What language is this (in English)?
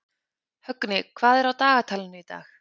Icelandic